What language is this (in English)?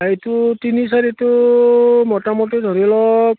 Assamese